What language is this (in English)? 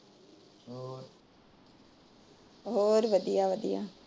Punjabi